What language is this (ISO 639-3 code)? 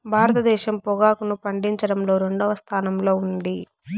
tel